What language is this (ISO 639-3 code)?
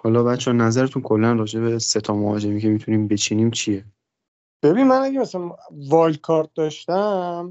fas